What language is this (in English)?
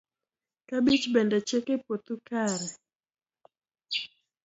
Luo (Kenya and Tanzania)